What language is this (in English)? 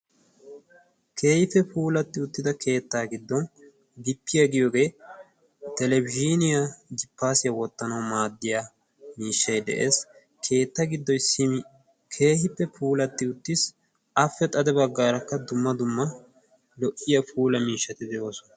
Wolaytta